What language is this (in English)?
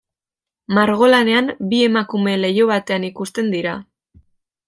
Basque